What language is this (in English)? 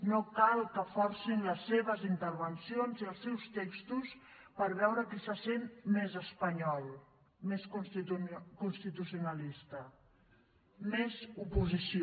Catalan